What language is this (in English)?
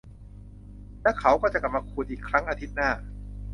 Thai